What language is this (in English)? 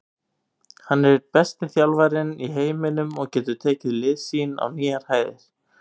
Icelandic